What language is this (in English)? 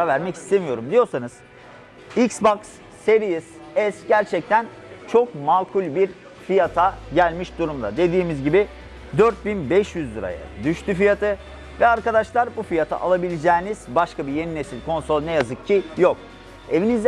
Turkish